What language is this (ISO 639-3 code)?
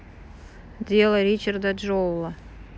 rus